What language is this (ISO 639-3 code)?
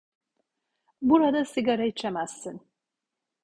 tur